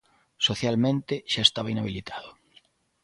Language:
Galician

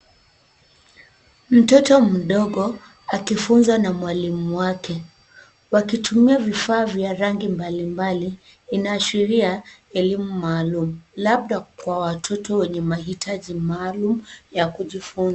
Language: Swahili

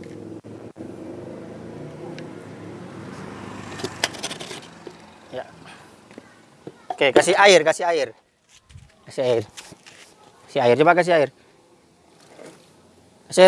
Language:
Indonesian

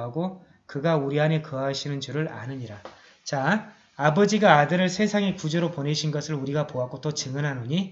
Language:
Korean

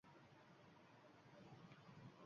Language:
Uzbek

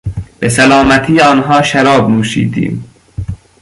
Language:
Persian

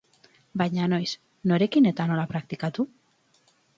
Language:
Basque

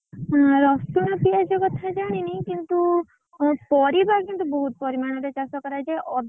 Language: Odia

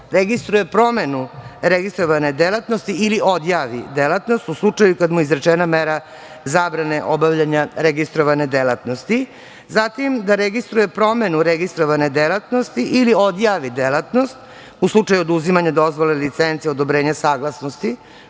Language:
Serbian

